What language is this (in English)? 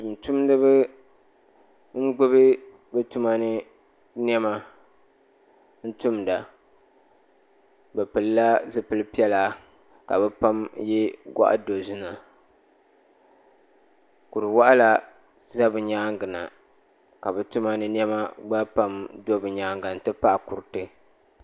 Dagbani